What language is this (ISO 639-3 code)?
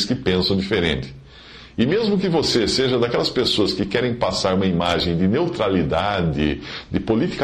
por